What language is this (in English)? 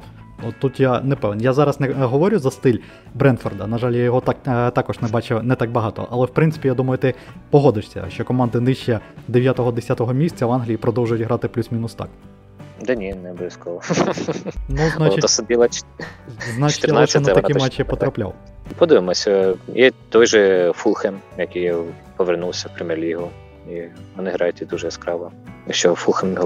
Ukrainian